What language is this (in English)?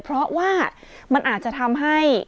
Thai